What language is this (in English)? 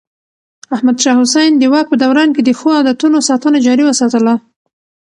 Pashto